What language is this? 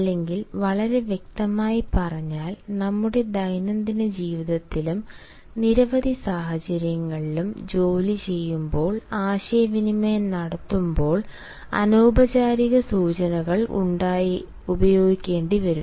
Malayalam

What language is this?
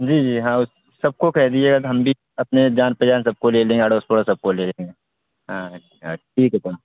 Urdu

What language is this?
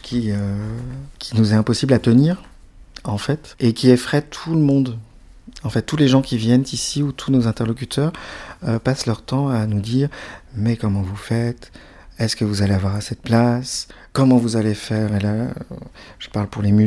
French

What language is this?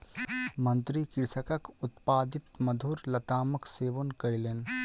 Maithili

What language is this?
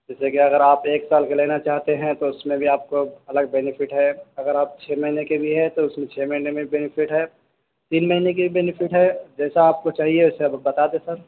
Urdu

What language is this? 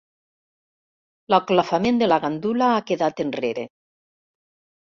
Catalan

